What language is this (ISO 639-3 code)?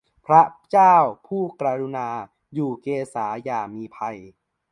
tha